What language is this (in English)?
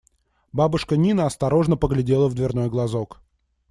Russian